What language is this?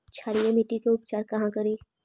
Magahi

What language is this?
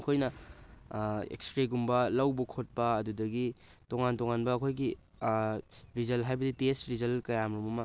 Manipuri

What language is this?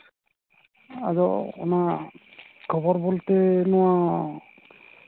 Santali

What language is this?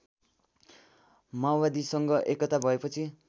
Nepali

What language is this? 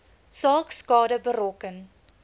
Afrikaans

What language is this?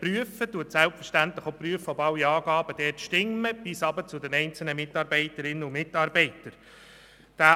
Swiss German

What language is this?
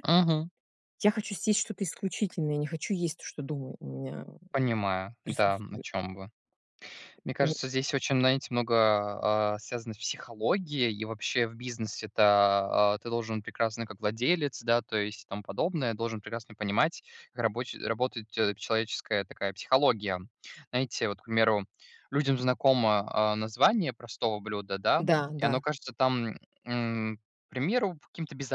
Russian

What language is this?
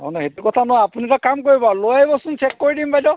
Assamese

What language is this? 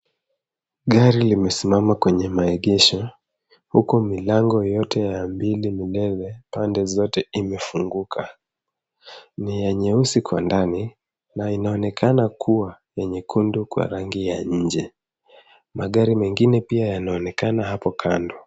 Swahili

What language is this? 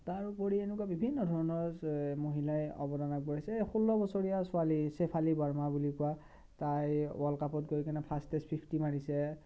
Assamese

